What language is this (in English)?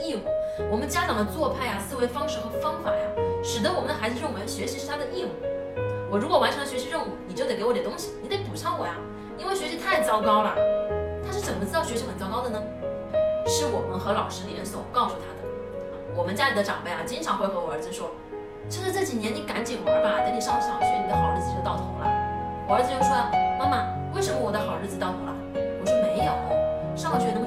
Chinese